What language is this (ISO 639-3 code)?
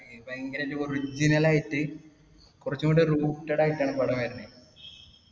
mal